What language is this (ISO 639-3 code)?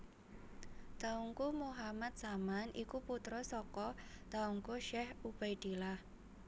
jav